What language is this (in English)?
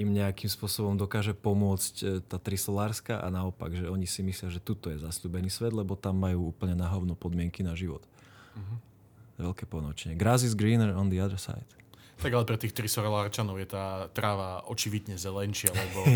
Slovak